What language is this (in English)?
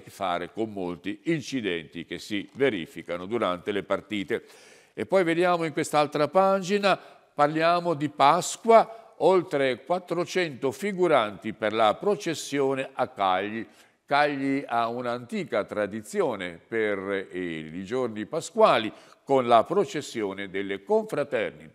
Italian